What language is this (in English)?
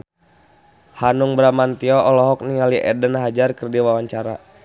Sundanese